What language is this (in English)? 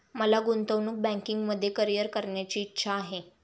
Marathi